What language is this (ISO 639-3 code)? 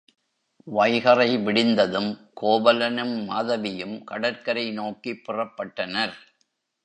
tam